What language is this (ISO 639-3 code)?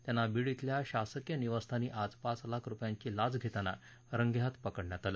mar